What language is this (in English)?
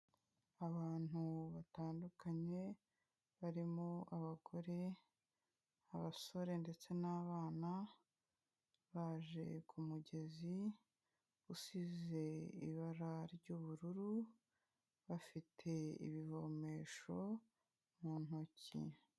Kinyarwanda